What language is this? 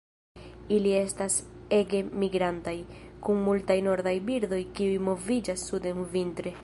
Esperanto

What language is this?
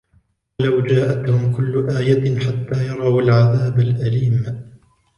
Arabic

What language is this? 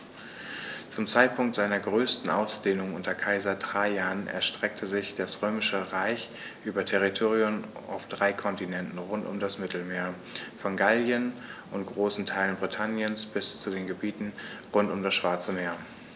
German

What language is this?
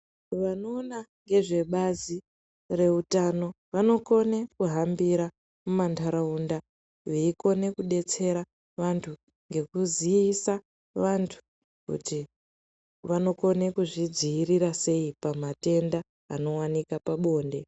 Ndau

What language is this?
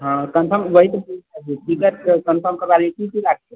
Maithili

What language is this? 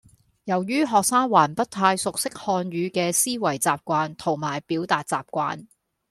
Cantonese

